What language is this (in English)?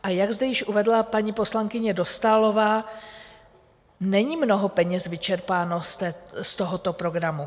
Czech